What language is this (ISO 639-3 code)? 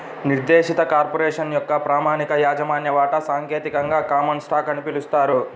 tel